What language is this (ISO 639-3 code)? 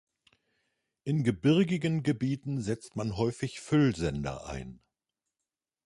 deu